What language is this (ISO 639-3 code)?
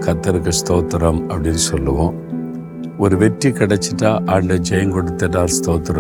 tam